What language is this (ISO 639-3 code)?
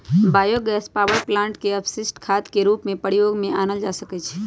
mag